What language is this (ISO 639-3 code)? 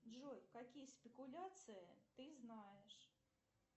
rus